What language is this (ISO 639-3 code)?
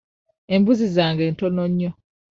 lug